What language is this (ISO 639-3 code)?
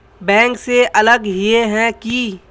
mag